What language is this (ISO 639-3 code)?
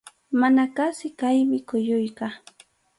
qxu